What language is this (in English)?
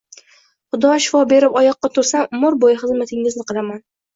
Uzbek